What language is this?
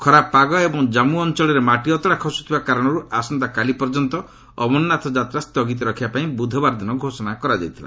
Odia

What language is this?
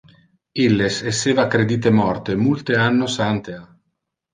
Interlingua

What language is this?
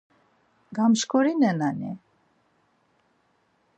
Laz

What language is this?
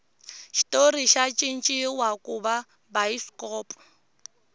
Tsonga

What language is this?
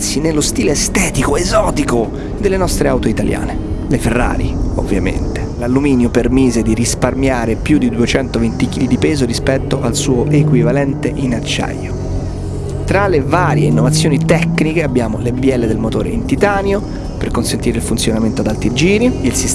Italian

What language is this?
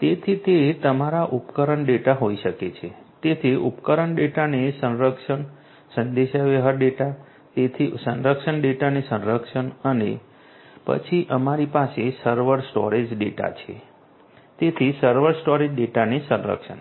Gujarati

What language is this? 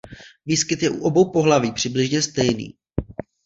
Czech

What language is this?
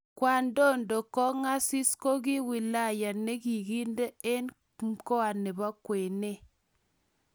Kalenjin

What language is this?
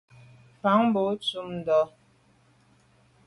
Medumba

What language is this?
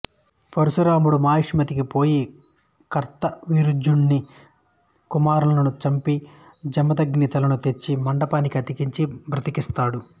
Telugu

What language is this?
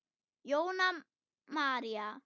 Icelandic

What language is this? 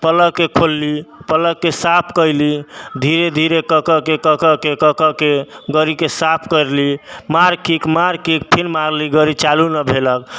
Maithili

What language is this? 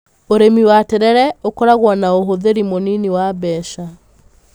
Kikuyu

